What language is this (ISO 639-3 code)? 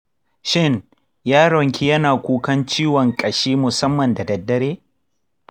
hau